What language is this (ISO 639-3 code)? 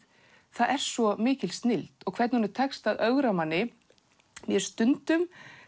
isl